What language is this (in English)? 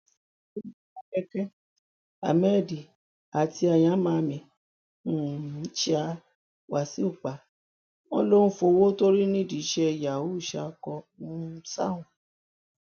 Yoruba